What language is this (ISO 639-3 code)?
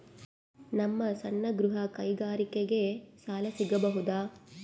kan